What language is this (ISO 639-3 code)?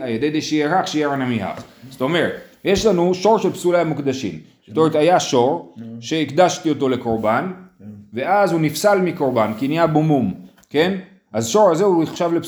heb